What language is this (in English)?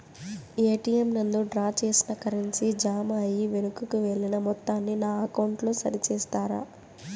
Telugu